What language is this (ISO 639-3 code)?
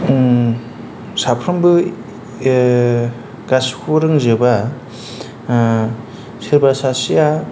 brx